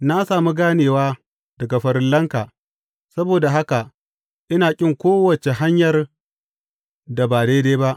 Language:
Hausa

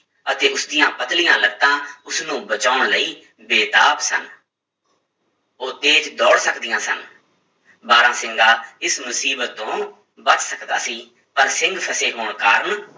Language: Punjabi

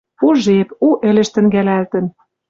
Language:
Western Mari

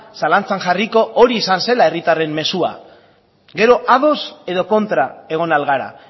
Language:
Basque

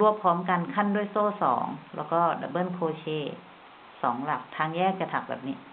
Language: Thai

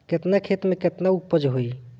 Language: Bhojpuri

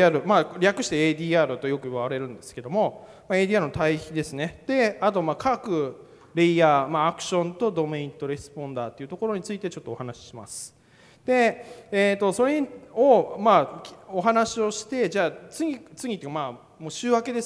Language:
Japanese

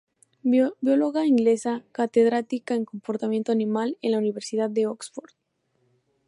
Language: Spanish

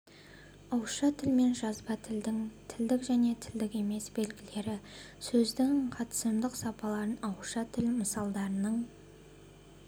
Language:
Kazakh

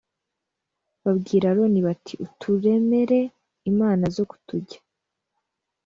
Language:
Kinyarwanda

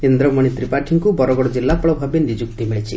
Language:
Odia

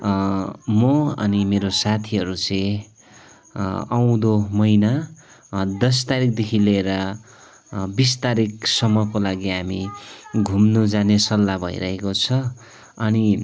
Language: Nepali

